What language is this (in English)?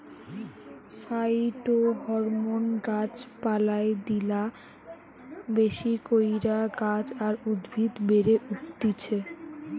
Bangla